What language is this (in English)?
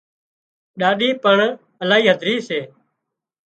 Wadiyara Koli